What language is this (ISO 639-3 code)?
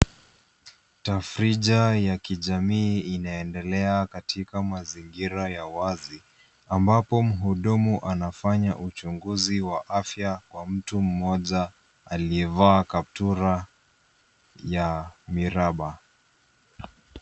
swa